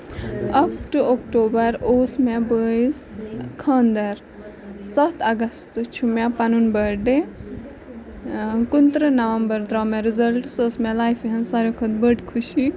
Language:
Kashmiri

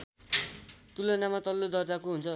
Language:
Nepali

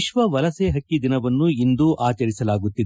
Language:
Kannada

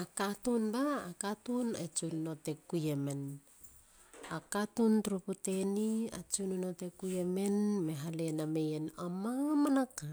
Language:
Halia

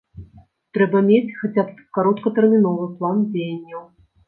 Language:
Belarusian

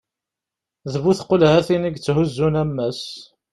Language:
Kabyle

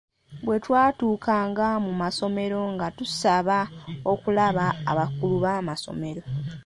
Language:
Ganda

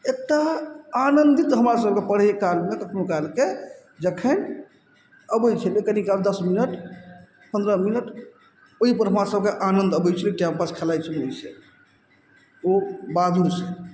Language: Maithili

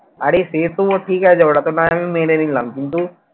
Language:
Bangla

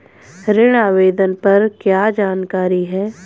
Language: Hindi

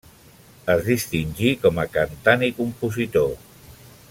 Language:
Catalan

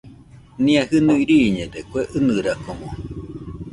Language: Nüpode Huitoto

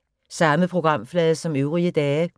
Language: Danish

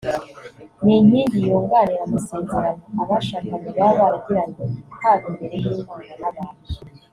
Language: Kinyarwanda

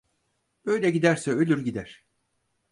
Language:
Turkish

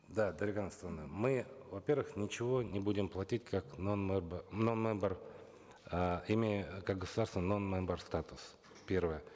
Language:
Kazakh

